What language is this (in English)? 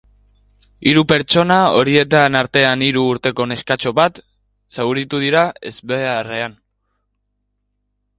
Basque